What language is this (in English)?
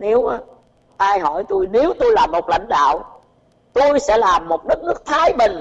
Vietnamese